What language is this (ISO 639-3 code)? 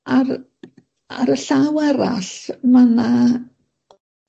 cym